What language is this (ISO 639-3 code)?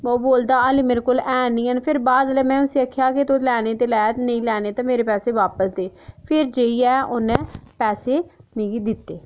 doi